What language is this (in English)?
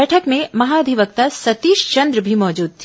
Hindi